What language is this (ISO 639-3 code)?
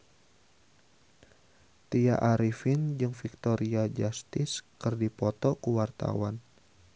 sun